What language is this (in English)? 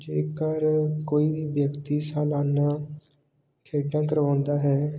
Punjabi